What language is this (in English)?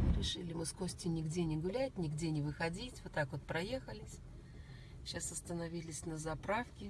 Russian